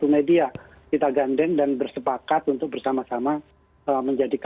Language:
Indonesian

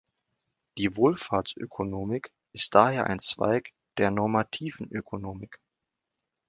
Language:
German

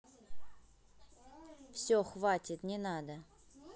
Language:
Russian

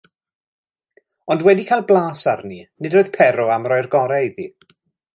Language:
Welsh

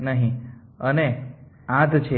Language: Gujarati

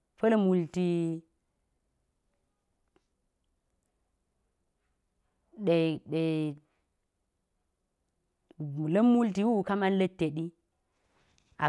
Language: Geji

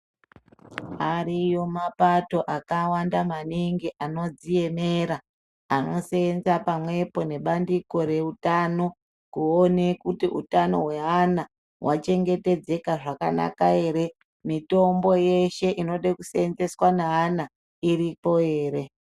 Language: Ndau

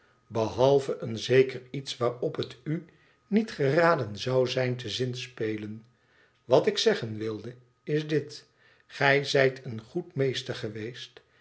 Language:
Dutch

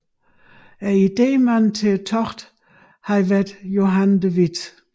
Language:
Danish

